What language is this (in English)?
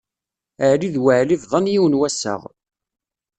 Kabyle